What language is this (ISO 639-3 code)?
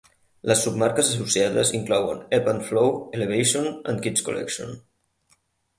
cat